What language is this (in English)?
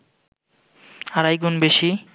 Bangla